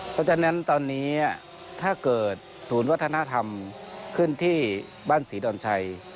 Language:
Thai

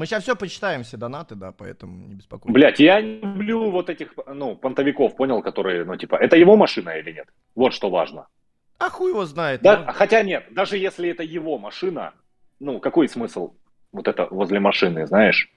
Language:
Russian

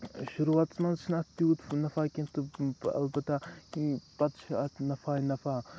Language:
Kashmiri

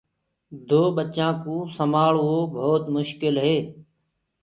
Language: Gurgula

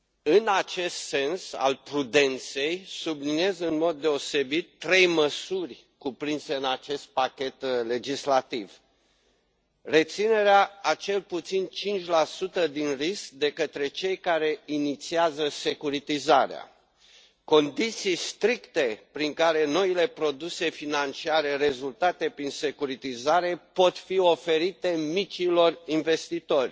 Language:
Romanian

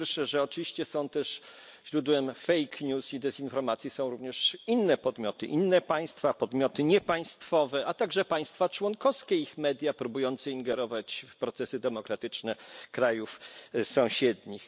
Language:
Polish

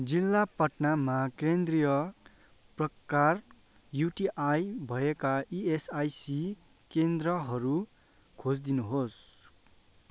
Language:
Nepali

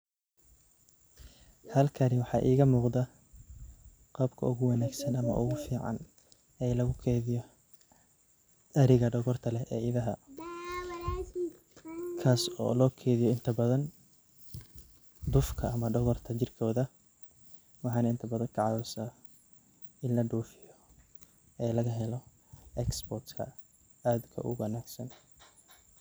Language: Somali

